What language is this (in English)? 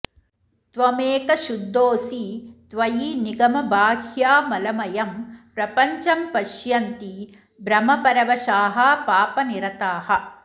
Sanskrit